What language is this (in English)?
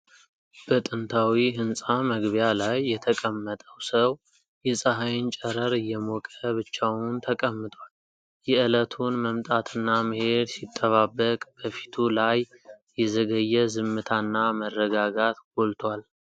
Amharic